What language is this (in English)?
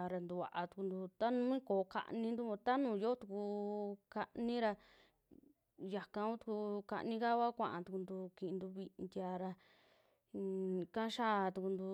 Western Juxtlahuaca Mixtec